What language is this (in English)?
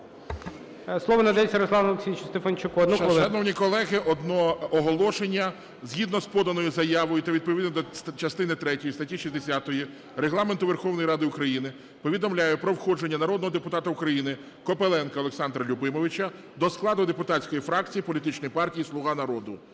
Ukrainian